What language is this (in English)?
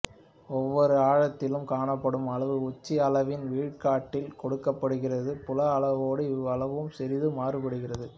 Tamil